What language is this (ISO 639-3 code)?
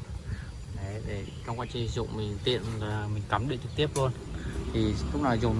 vie